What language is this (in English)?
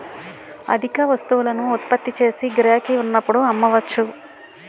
Telugu